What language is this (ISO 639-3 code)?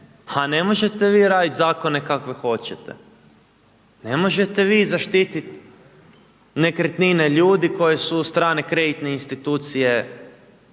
hrv